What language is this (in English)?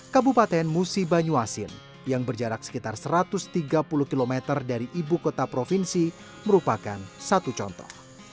Indonesian